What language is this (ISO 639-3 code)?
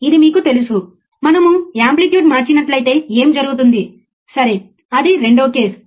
tel